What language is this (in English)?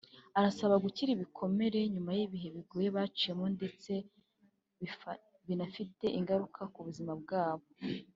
Kinyarwanda